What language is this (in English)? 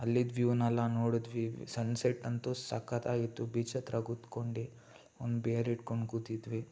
Kannada